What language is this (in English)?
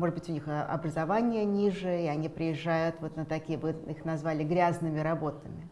Russian